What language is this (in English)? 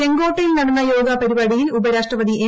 Malayalam